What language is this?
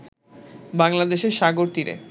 Bangla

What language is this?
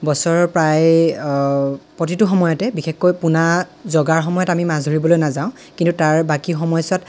Assamese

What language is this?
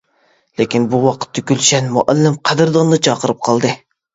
Uyghur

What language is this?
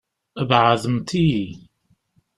Kabyle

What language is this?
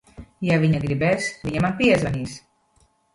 Latvian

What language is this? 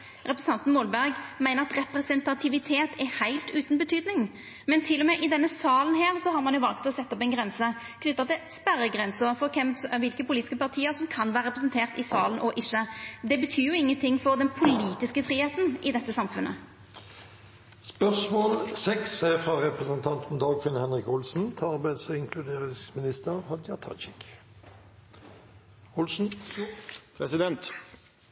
Norwegian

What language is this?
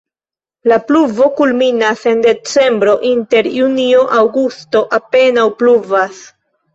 Esperanto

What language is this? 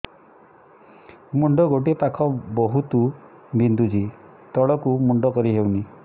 Odia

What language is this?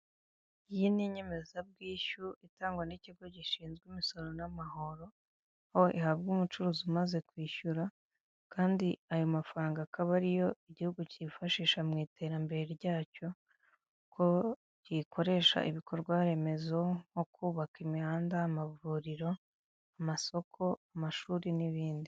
Kinyarwanda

